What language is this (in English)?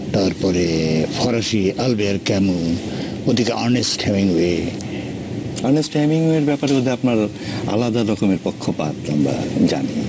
Bangla